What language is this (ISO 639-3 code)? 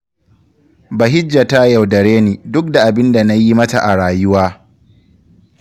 hau